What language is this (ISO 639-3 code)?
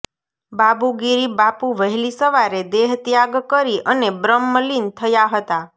guj